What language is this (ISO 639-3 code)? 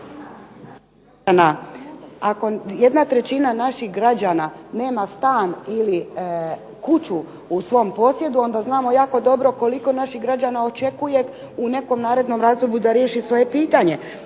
hrv